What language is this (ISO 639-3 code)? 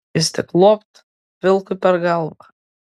lit